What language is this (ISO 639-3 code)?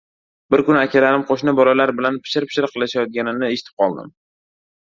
uzb